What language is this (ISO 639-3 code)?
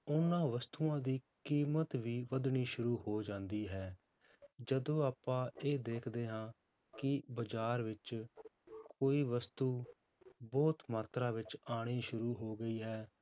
pan